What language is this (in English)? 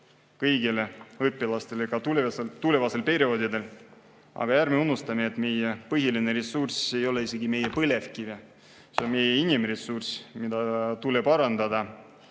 Estonian